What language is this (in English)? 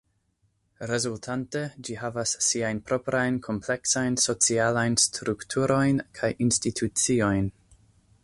Esperanto